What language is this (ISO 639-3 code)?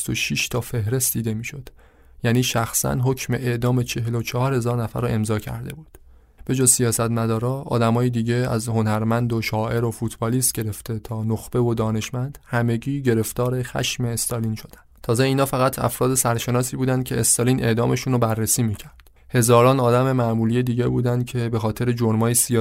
fas